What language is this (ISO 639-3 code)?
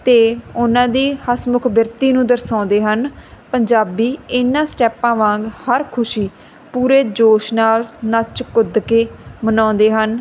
pan